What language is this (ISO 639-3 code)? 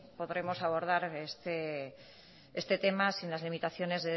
spa